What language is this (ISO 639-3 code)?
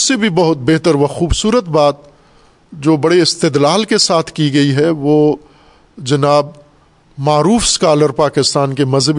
urd